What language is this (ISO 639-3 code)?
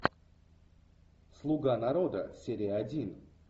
rus